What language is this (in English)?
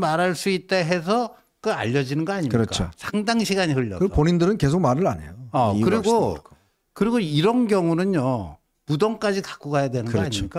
Korean